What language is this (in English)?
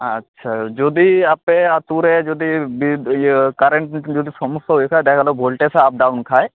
Santali